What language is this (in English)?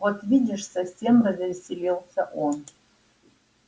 Russian